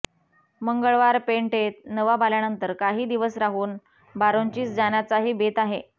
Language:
Marathi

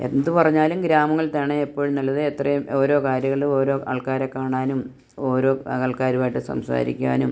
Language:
Malayalam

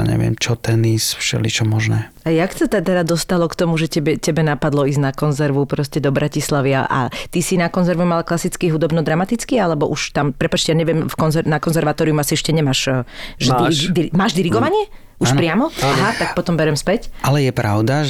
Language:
Slovak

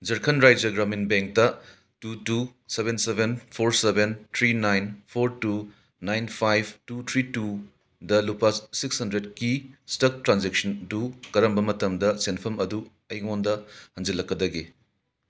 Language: Manipuri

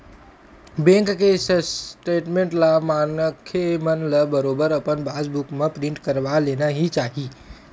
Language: Chhattisgarhi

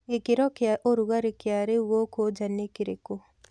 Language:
Kikuyu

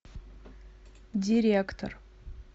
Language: Russian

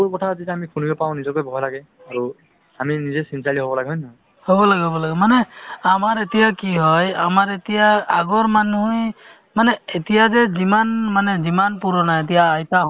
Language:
Assamese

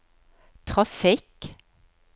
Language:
Norwegian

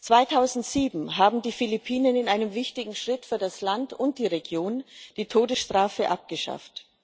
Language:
German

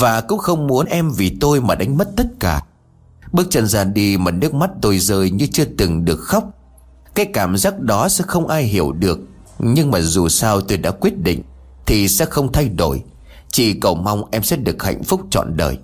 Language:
Vietnamese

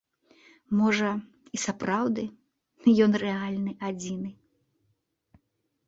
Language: Belarusian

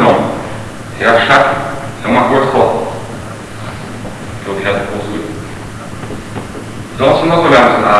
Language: Portuguese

